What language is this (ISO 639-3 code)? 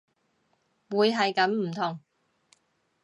yue